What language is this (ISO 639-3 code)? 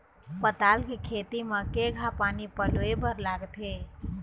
hne